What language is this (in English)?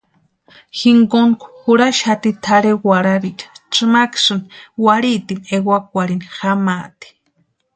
Western Highland Purepecha